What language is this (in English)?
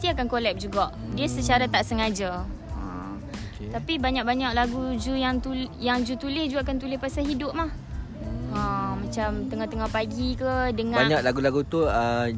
Malay